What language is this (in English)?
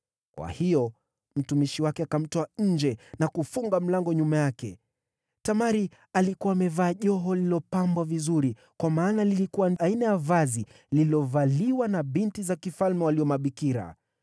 Swahili